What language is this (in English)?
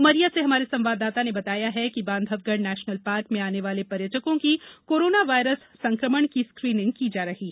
Hindi